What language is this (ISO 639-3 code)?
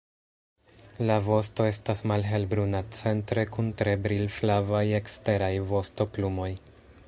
epo